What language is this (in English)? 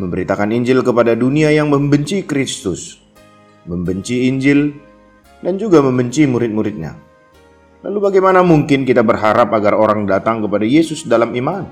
Indonesian